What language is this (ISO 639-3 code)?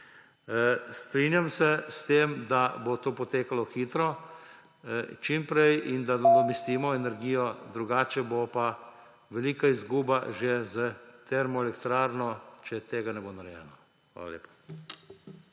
slv